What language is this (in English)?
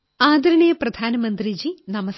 Malayalam